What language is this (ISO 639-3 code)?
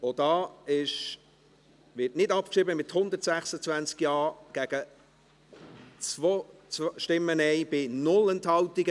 gsw